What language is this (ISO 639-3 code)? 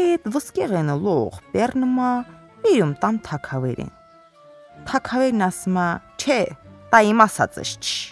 rus